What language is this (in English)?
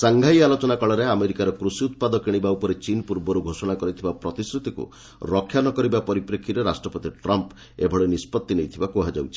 Odia